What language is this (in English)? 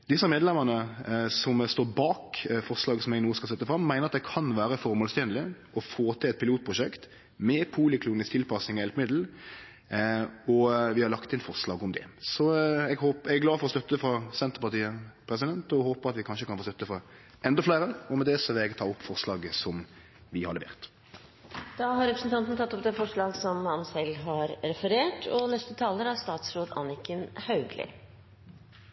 Norwegian